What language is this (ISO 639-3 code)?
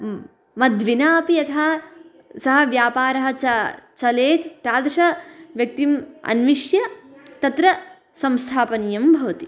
san